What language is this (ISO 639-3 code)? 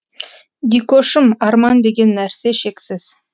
kaz